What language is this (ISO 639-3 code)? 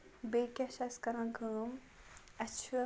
kas